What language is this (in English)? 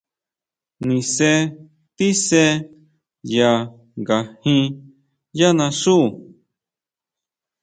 Huautla Mazatec